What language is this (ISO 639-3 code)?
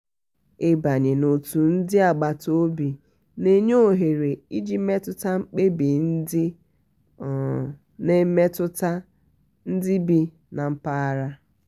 ibo